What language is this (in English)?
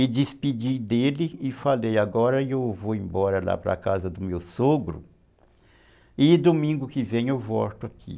Portuguese